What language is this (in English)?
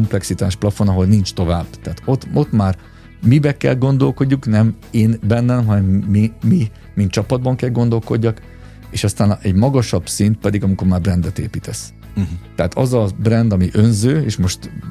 Hungarian